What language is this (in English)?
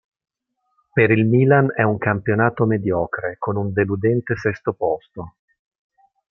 Italian